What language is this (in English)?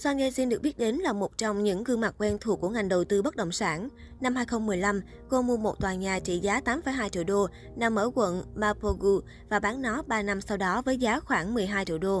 Vietnamese